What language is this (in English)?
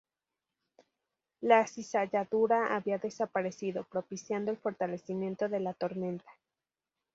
Spanish